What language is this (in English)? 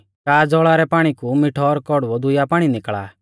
Mahasu Pahari